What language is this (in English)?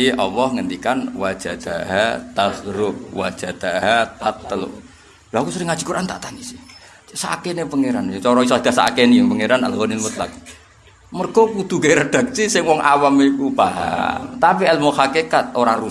Indonesian